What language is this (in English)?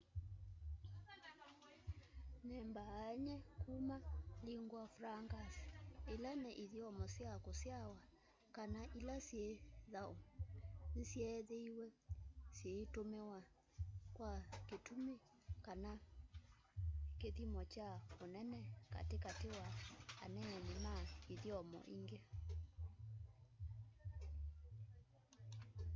Kamba